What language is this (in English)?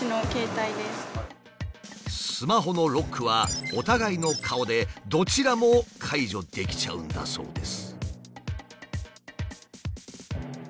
Japanese